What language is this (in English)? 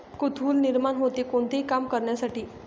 Marathi